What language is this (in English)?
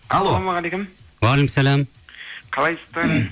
Kazakh